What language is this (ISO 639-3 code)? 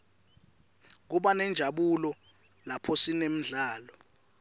ssw